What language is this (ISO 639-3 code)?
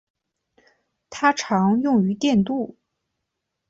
zho